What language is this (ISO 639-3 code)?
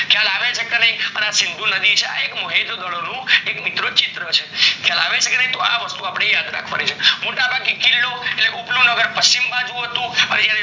guj